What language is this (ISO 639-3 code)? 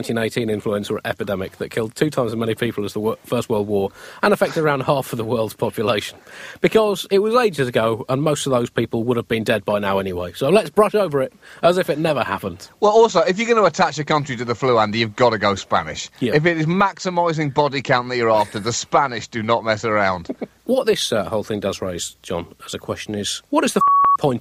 eng